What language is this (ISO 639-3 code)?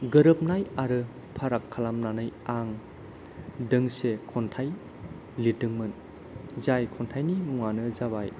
brx